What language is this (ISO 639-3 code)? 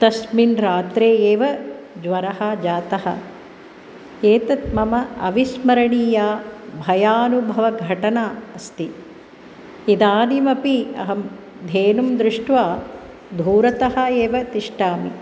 san